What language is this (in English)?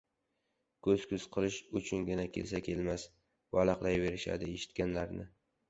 Uzbek